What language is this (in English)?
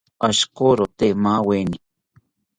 South Ucayali Ashéninka